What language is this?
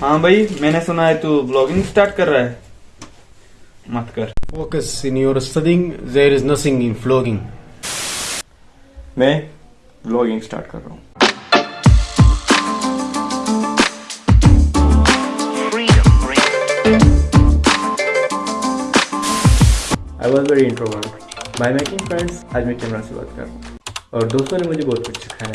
Urdu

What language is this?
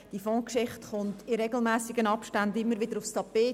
Swiss German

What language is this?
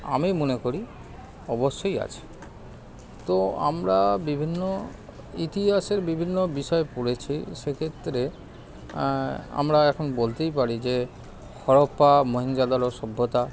Bangla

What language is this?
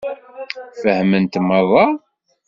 Kabyle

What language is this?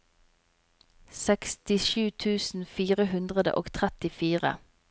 Norwegian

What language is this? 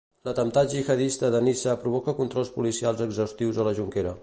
Catalan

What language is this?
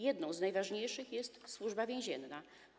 Polish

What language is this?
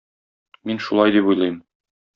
Tatar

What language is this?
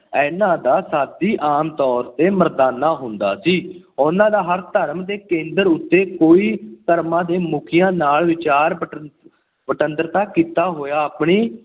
Punjabi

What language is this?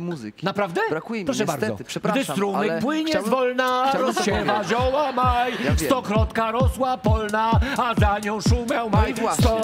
Polish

